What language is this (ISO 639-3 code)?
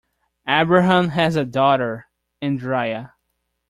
eng